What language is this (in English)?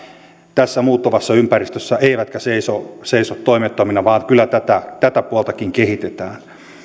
Finnish